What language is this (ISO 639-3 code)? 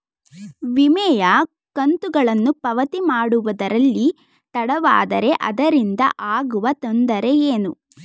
kan